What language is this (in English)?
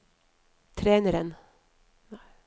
Norwegian